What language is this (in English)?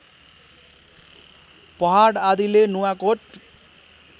Nepali